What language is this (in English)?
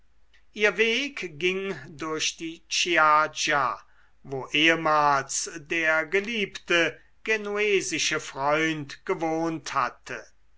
German